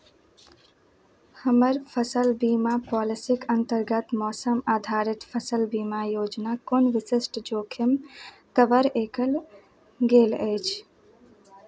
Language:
Maithili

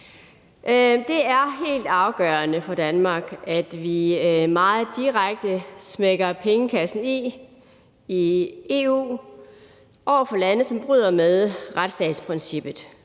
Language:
Danish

